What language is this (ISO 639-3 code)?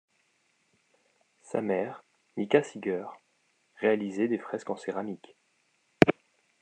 fra